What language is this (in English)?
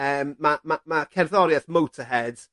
Welsh